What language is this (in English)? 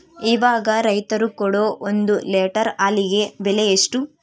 Kannada